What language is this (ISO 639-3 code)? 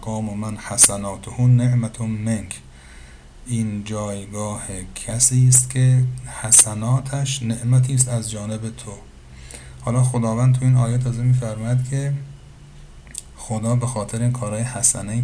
fas